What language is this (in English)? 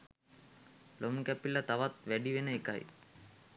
Sinhala